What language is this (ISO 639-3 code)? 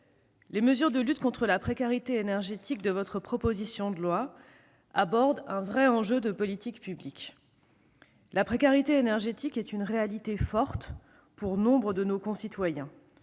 fra